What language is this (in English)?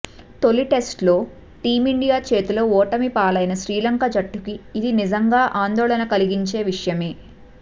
Telugu